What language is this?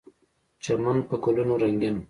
Pashto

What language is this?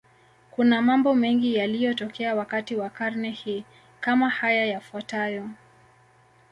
Swahili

